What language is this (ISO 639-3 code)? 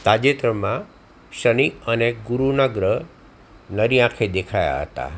guj